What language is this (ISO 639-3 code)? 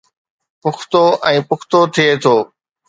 snd